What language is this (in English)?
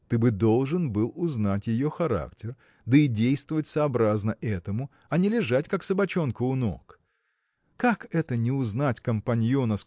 Russian